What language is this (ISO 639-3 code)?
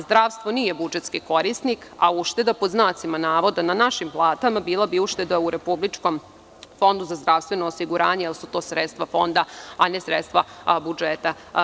srp